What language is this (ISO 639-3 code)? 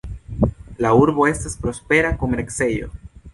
epo